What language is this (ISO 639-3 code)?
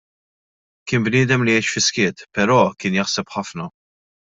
mlt